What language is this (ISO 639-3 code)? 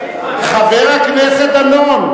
heb